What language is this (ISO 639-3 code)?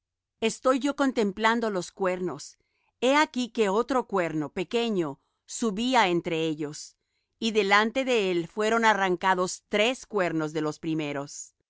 spa